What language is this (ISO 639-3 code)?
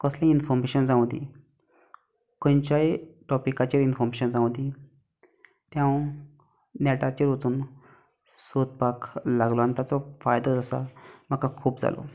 kok